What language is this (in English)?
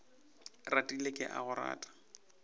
Northern Sotho